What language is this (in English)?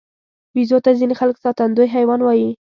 Pashto